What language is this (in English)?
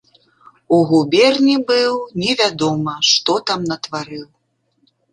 Belarusian